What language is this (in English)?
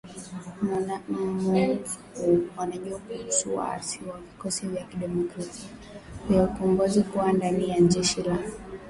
Swahili